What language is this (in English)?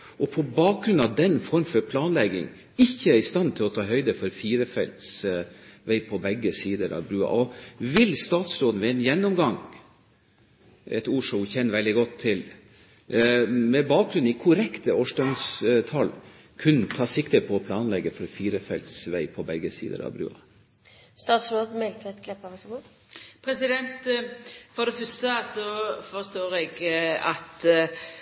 Norwegian